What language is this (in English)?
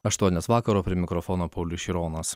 Lithuanian